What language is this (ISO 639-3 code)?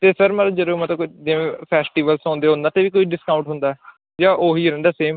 pan